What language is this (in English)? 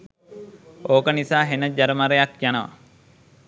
Sinhala